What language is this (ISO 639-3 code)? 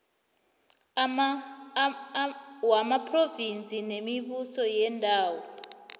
nbl